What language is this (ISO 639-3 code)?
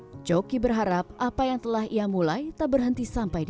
ind